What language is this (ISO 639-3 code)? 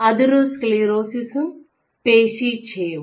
mal